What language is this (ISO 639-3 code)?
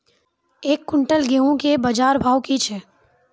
mai